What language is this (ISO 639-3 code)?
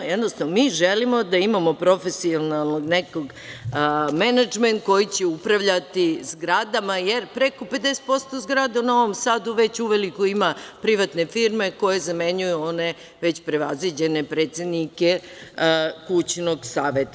srp